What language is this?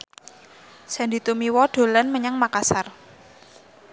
Javanese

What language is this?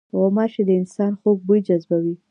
Pashto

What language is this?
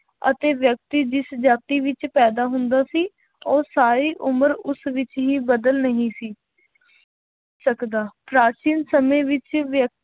Punjabi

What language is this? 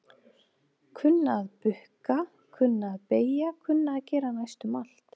Icelandic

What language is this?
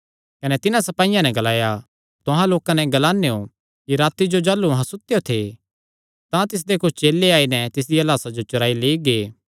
Kangri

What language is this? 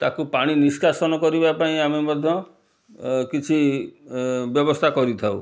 Odia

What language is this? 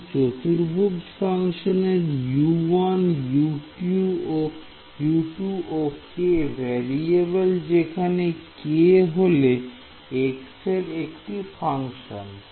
Bangla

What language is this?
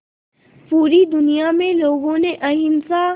Hindi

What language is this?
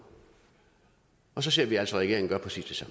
Danish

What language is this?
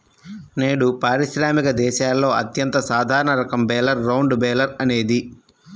Telugu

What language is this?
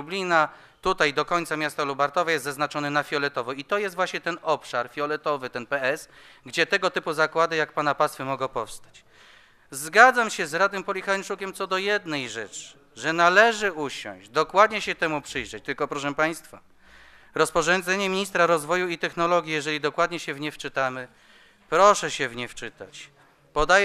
Polish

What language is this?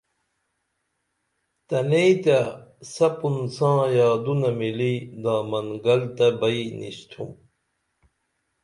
Dameli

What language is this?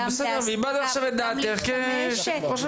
Hebrew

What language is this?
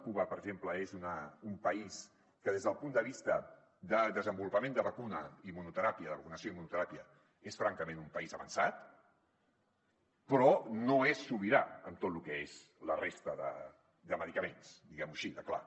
Catalan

